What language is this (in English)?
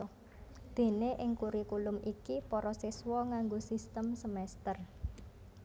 Javanese